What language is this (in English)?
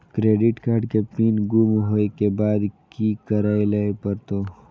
Maithili